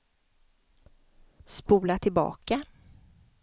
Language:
Swedish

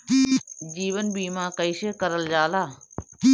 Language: Bhojpuri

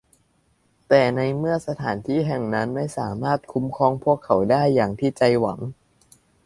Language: Thai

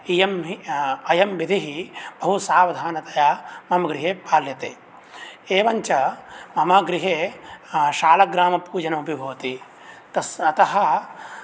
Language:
Sanskrit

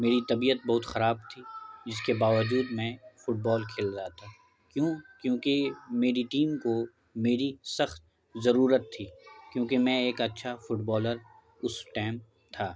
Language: Urdu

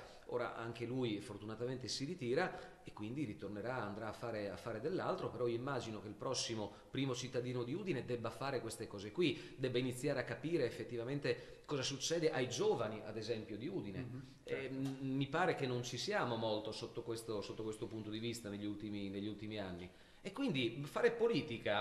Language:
Italian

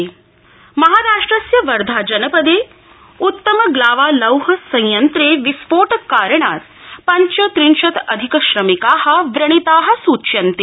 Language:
Sanskrit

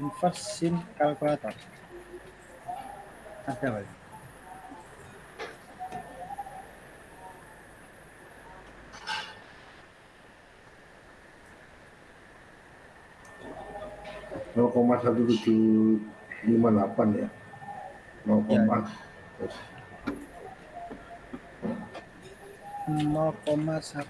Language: Indonesian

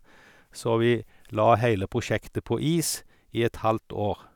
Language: Norwegian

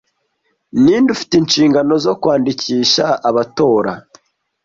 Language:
Kinyarwanda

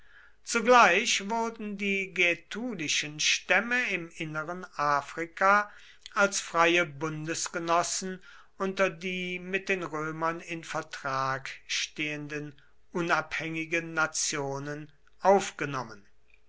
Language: German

